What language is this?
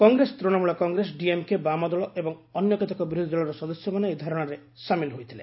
Odia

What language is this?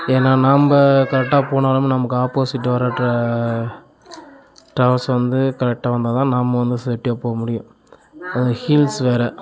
Tamil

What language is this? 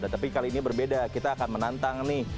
Indonesian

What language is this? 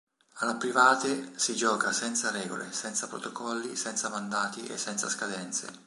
Italian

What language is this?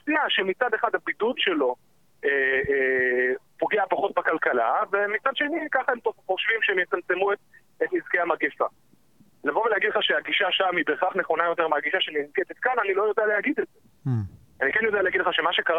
Hebrew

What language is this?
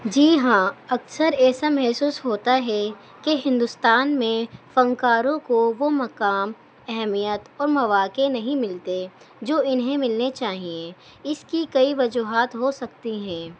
Urdu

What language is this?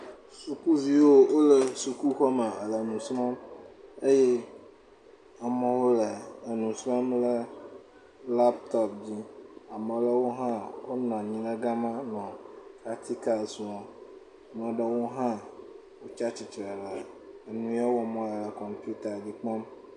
Ewe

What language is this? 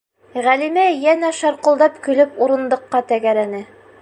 Bashkir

